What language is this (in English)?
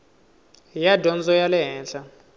Tsonga